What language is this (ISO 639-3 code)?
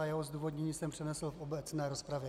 ces